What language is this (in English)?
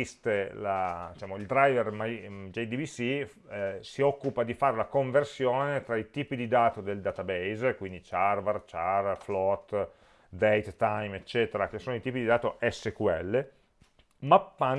Italian